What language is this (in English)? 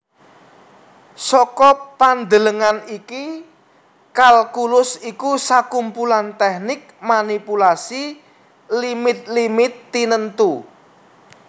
Javanese